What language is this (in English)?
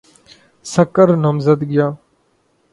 Urdu